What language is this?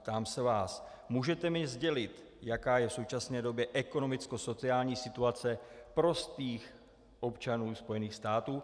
Czech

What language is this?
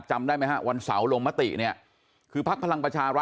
Thai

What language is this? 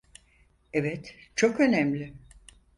Turkish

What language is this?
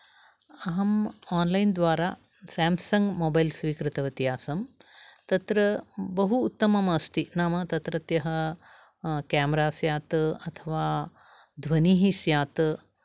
Sanskrit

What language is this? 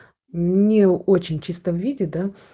Russian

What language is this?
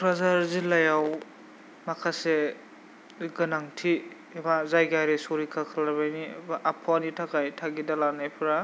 Bodo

